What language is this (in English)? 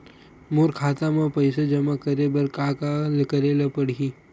Chhattisgarhi